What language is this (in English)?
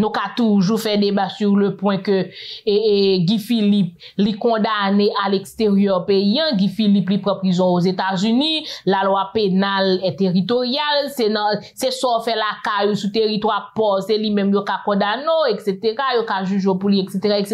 French